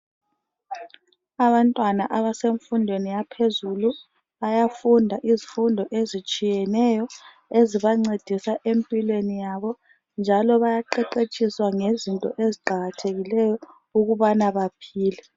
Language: North Ndebele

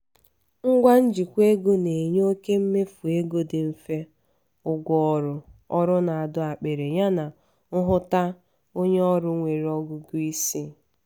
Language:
Igbo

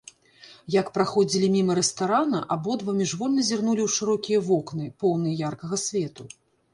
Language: Belarusian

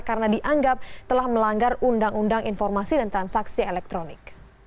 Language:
Indonesian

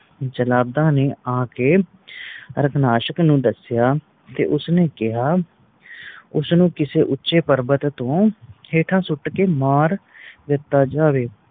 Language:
Punjabi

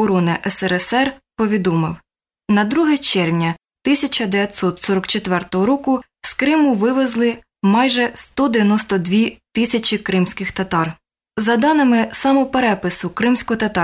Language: Ukrainian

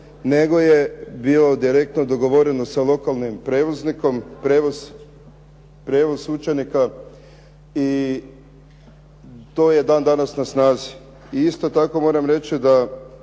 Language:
Croatian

